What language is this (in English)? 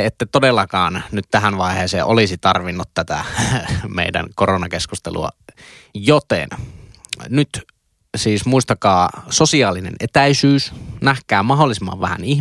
Finnish